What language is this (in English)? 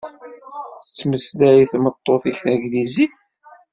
Kabyle